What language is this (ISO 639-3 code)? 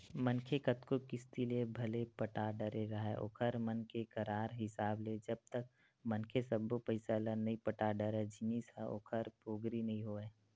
hne